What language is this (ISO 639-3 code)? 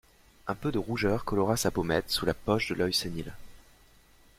fra